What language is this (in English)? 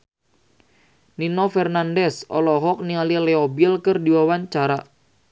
Sundanese